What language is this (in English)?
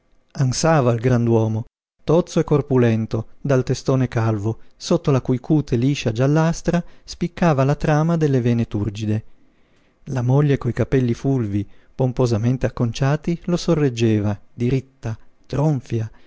Italian